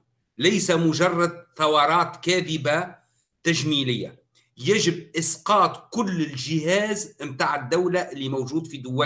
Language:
Arabic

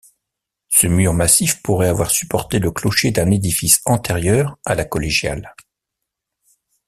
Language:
French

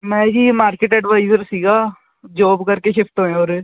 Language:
Punjabi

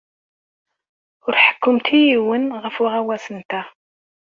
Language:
Kabyle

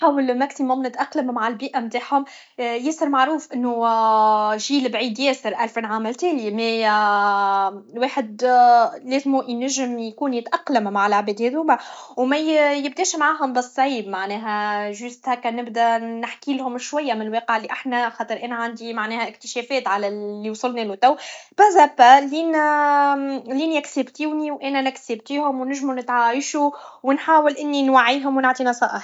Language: Tunisian Arabic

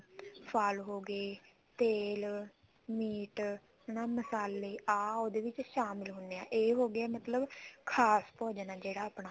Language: Punjabi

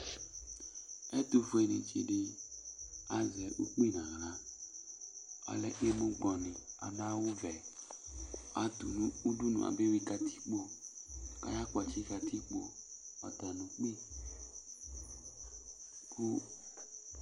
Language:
Ikposo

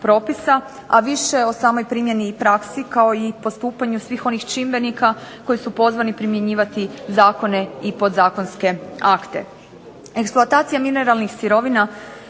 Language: Croatian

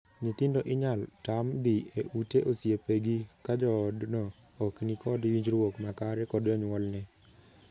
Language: Luo (Kenya and Tanzania)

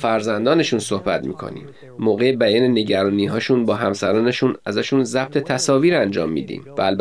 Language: Persian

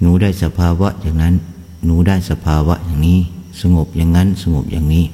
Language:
Thai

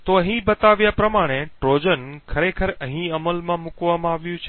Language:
Gujarati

